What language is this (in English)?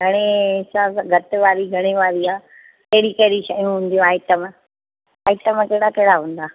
Sindhi